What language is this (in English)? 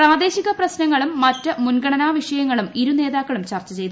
Malayalam